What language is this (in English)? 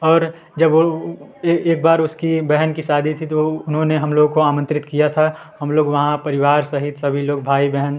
Hindi